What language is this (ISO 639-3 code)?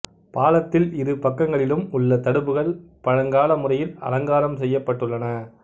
tam